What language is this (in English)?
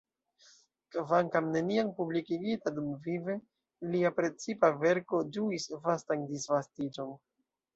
Esperanto